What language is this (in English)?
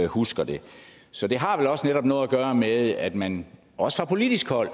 Danish